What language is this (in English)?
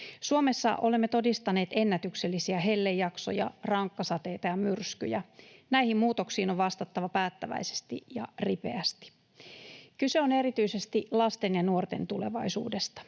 Finnish